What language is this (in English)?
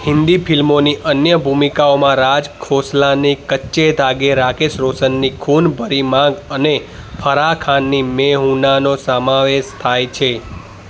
Gujarati